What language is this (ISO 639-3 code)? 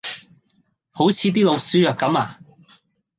yue